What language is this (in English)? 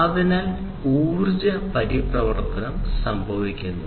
Malayalam